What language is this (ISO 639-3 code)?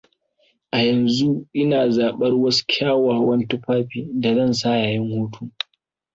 hau